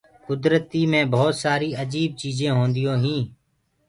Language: Gurgula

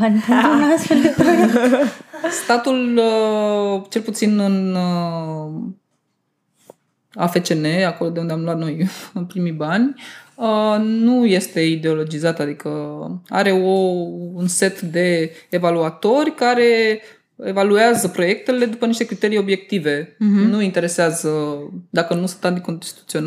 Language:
Romanian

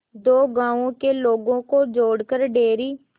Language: Hindi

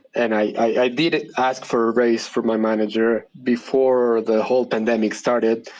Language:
English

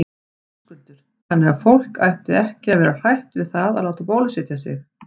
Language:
Icelandic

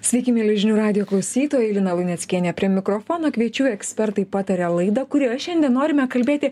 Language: Lithuanian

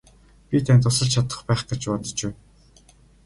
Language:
Mongolian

